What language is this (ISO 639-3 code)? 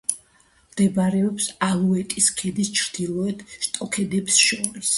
kat